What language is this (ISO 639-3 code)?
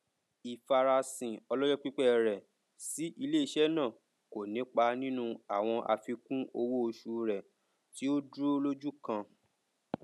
yor